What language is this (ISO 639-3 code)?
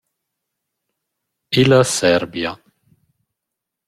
roh